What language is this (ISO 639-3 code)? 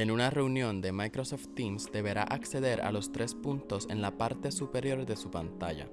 spa